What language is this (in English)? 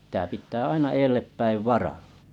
Finnish